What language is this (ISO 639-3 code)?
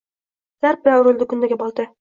uzb